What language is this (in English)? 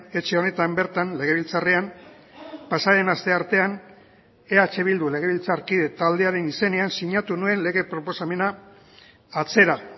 Basque